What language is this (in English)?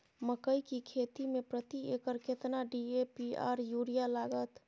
Maithili